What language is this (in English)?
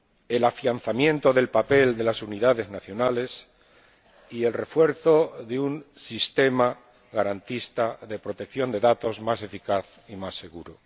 Spanish